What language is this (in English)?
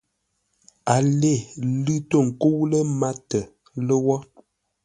Ngombale